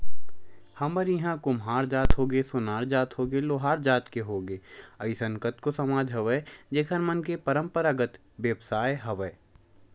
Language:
Chhattisgarhi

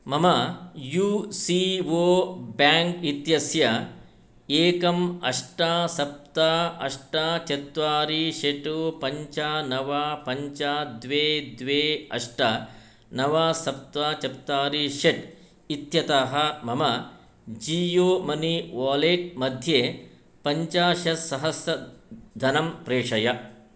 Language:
Sanskrit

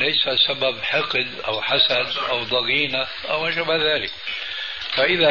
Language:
Arabic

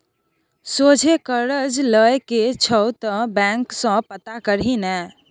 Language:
Maithili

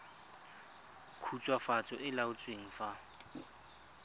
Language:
Tswana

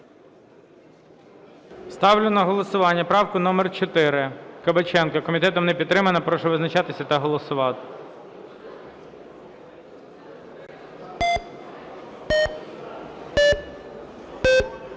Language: Ukrainian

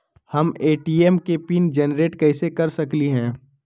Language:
Magahi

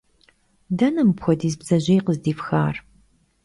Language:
Kabardian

